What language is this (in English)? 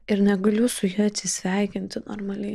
Lithuanian